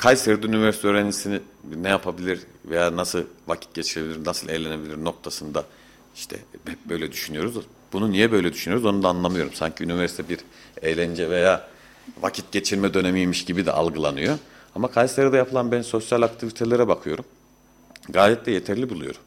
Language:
Turkish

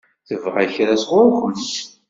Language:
Kabyle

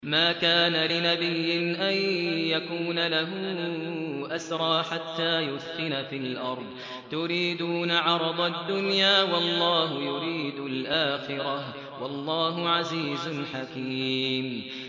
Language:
Arabic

